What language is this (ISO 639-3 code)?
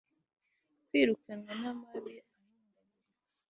kin